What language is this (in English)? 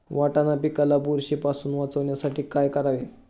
Marathi